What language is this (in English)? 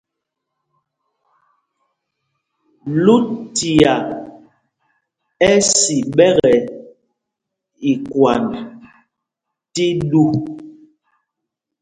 Mpumpong